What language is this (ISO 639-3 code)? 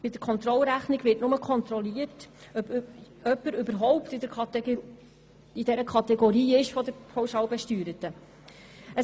gsw